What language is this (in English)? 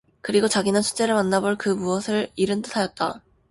Korean